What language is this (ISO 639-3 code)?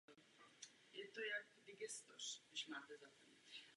ces